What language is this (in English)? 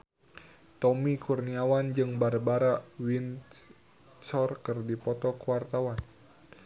Sundanese